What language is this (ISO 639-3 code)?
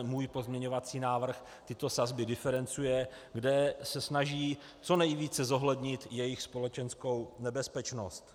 ces